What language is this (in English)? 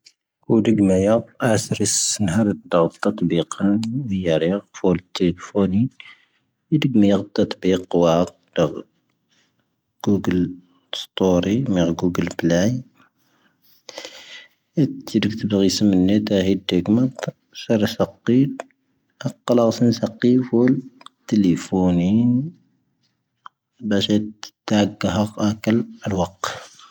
Tahaggart Tamahaq